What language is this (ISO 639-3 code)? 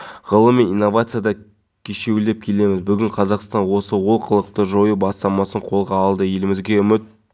kaz